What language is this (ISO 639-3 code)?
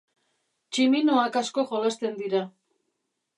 eus